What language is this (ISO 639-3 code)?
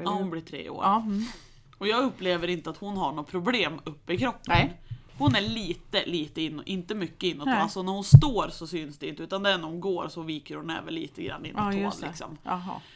swe